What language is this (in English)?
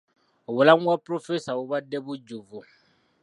Ganda